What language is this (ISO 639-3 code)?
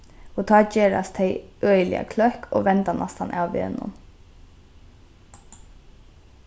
fao